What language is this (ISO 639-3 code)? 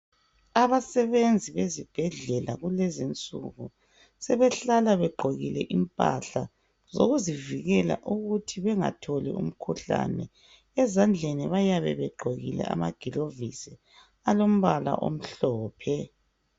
nde